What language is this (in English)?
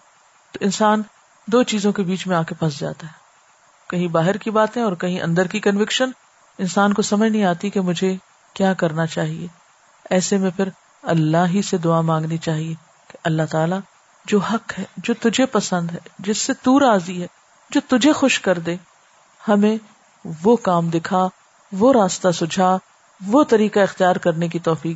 Urdu